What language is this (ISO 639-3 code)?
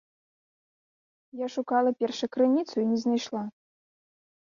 bel